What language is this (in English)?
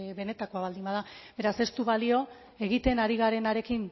Basque